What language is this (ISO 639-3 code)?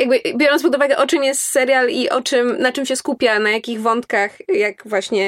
pol